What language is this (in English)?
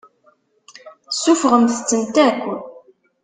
Kabyle